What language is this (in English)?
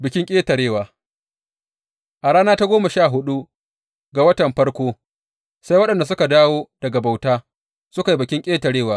Hausa